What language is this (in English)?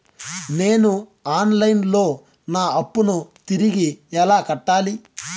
Telugu